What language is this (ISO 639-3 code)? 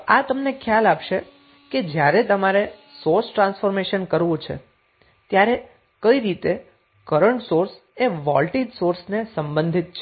guj